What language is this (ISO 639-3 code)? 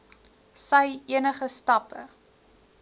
afr